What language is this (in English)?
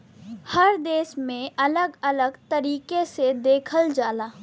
Bhojpuri